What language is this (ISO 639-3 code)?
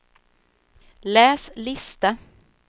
swe